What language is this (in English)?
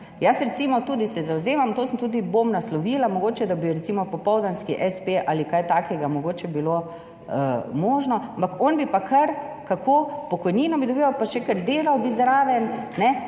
Slovenian